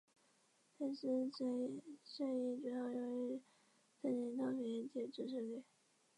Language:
Chinese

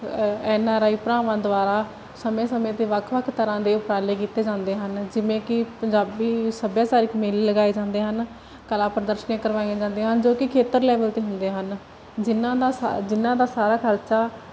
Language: Punjabi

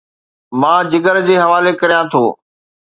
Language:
Sindhi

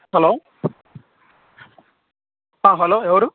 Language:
Telugu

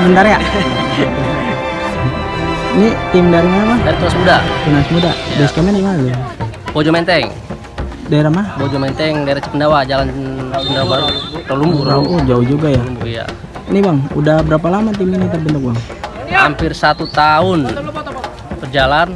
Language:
Indonesian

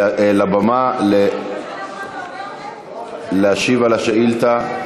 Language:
Hebrew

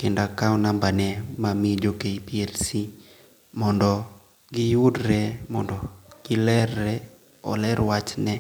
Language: Luo (Kenya and Tanzania)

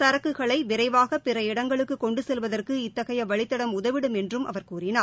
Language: Tamil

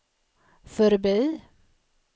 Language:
Swedish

